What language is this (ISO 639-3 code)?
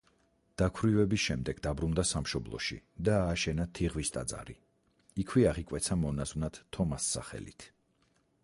kat